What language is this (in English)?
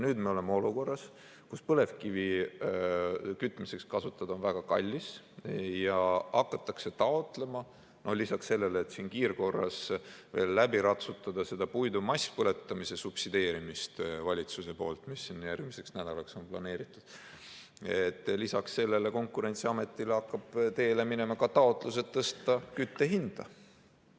Estonian